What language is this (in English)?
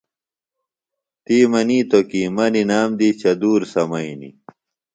Phalura